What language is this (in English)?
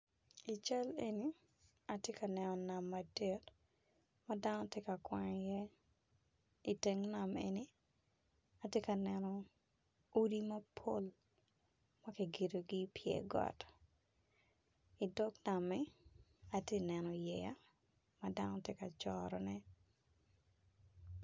Acoli